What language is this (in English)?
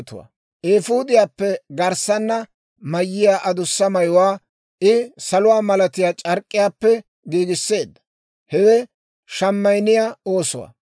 Dawro